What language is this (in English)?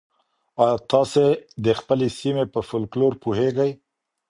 Pashto